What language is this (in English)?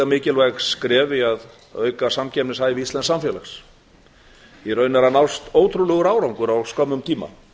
Icelandic